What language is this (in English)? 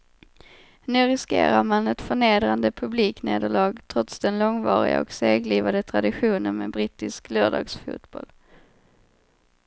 Swedish